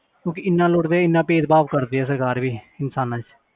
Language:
Punjabi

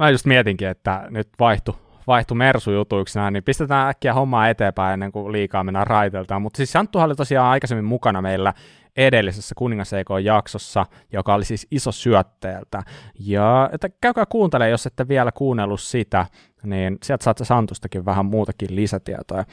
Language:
Finnish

